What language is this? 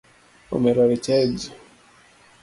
Luo (Kenya and Tanzania)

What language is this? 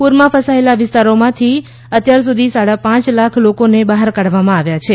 Gujarati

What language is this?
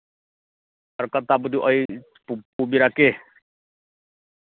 Manipuri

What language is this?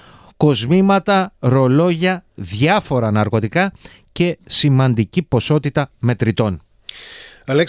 Greek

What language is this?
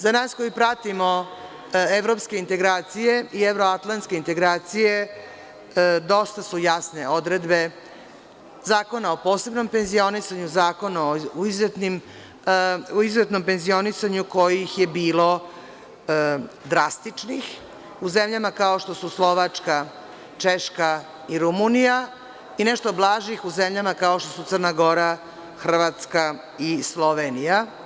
Serbian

